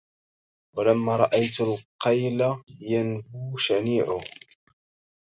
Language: Arabic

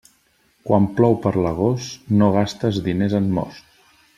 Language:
Catalan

